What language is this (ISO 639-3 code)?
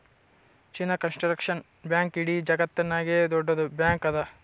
kan